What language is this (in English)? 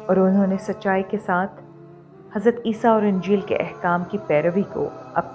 Hindi